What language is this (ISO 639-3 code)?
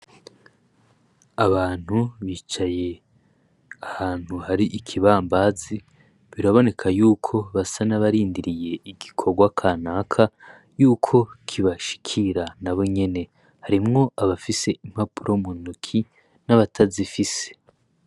run